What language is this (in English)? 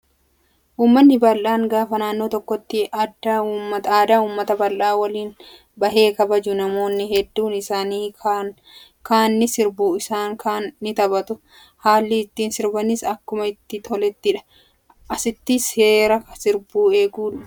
Oromo